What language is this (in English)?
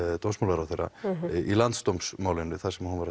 Icelandic